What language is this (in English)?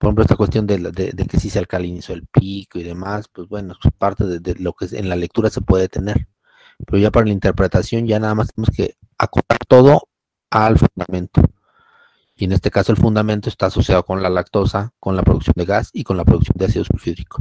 Spanish